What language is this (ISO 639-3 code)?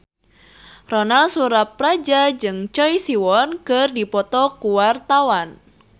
sun